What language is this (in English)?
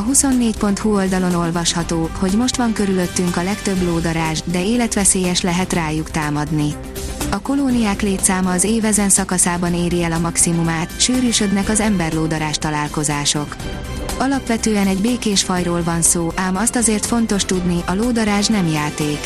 Hungarian